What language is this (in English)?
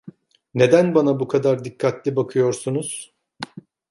Turkish